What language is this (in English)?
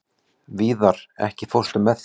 Icelandic